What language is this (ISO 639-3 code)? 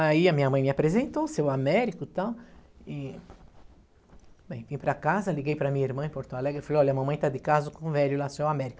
por